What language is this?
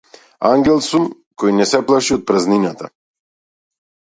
Macedonian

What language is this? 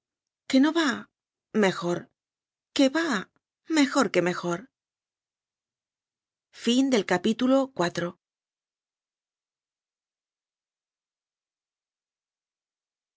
Spanish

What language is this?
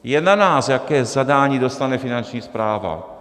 Czech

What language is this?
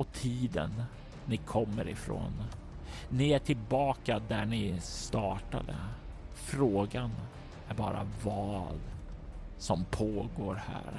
Swedish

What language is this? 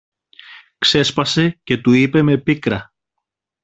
Greek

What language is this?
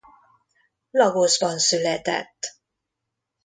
Hungarian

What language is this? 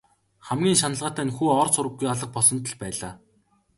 Mongolian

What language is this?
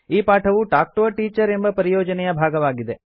Kannada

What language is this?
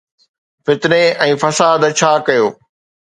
Sindhi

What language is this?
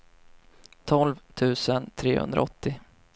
Swedish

